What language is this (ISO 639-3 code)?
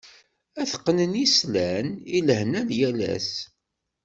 kab